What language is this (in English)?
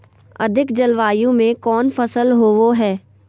Magahi